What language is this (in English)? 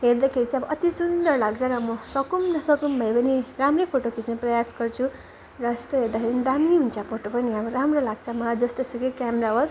Nepali